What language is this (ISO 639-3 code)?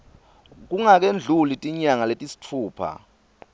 ssw